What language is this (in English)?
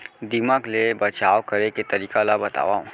Chhattisgarhi